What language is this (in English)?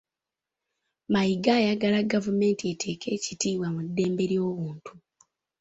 Ganda